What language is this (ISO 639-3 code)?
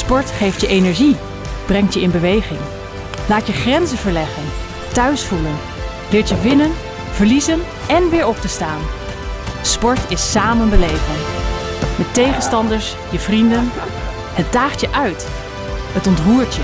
nld